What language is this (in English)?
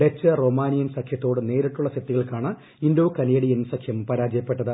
Malayalam